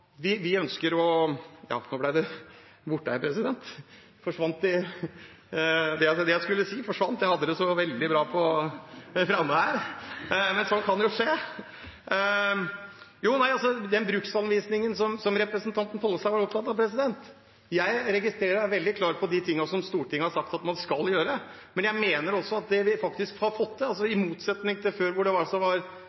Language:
Norwegian Bokmål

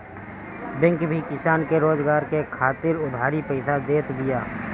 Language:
Bhojpuri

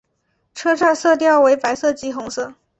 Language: Chinese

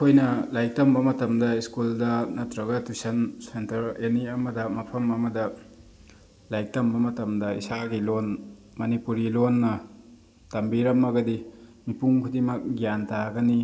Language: Manipuri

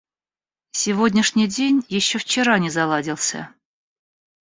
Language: Russian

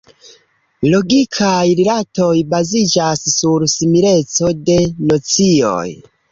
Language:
Esperanto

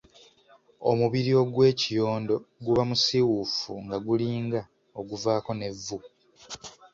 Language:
Ganda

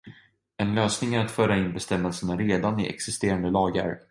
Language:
Swedish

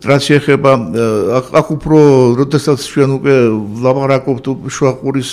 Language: Romanian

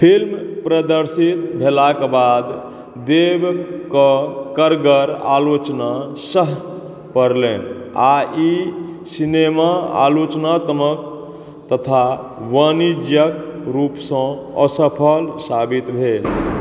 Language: Maithili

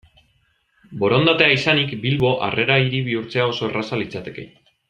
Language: Basque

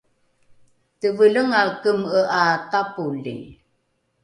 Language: Rukai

